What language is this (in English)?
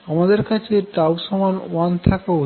Bangla